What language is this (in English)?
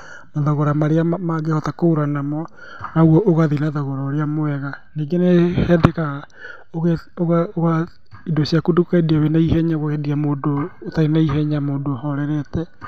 Kikuyu